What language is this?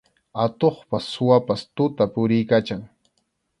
Arequipa-La Unión Quechua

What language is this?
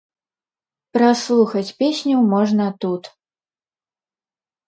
Belarusian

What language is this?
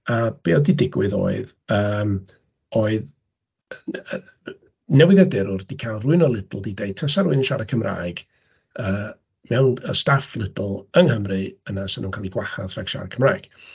Welsh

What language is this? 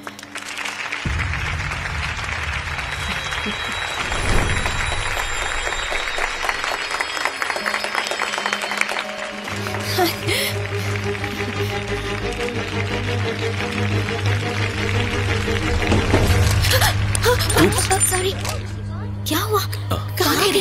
Hindi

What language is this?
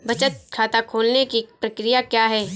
Hindi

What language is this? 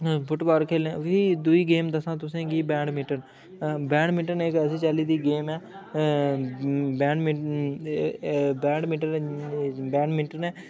Dogri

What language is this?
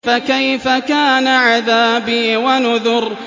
Arabic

